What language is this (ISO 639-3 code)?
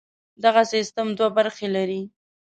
pus